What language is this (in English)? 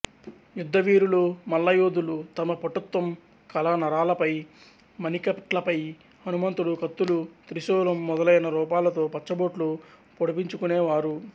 Telugu